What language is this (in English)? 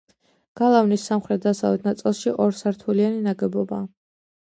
Georgian